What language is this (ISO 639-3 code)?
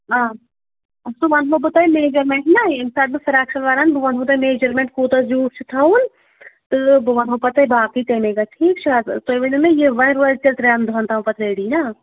kas